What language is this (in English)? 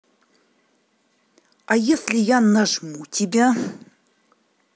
Russian